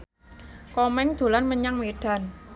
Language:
Javanese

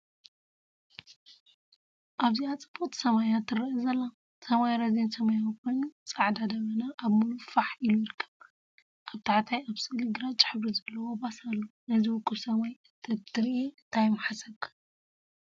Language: Tigrinya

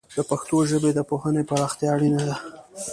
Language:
Pashto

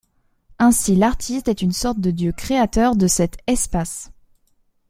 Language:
French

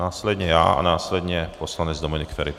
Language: Czech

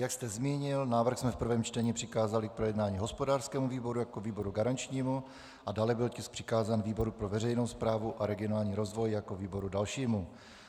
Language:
Czech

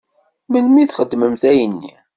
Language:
Kabyle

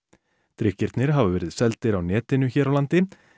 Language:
Icelandic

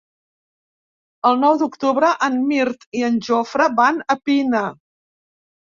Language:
Catalan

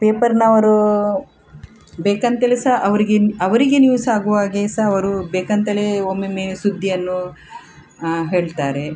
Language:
Kannada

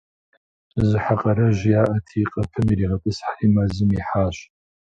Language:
Kabardian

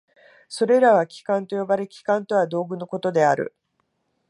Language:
Japanese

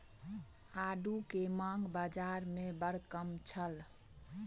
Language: Maithili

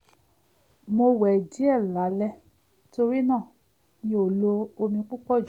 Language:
Yoruba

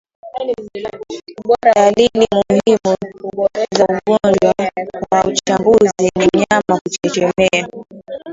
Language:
Swahili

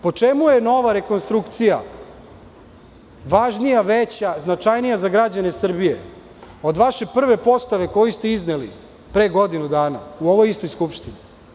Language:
Serbian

